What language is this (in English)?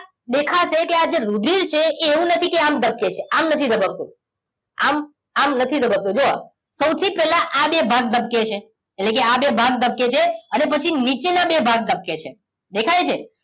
Gujarati